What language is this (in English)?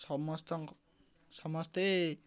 Odia